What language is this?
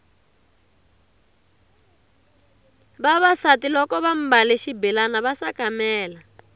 Tsonga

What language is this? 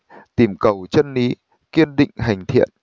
Vietnamese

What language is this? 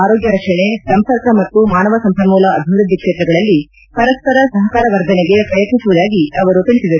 Kannada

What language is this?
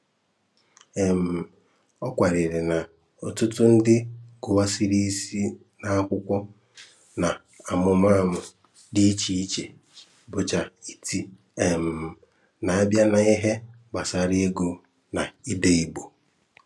Igbo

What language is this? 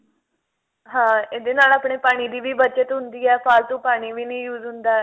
Punjabi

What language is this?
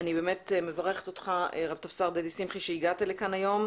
Hebrew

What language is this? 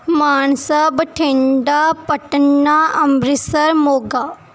Punjabi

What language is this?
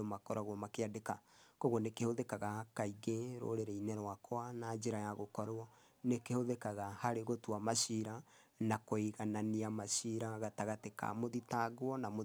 Kikuyu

